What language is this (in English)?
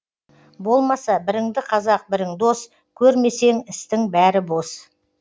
Kazakh